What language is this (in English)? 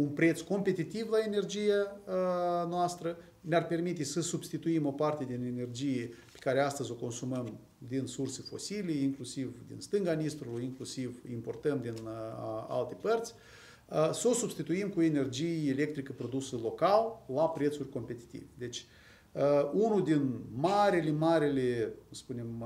Romanian